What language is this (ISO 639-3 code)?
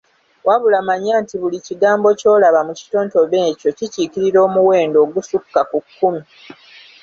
lug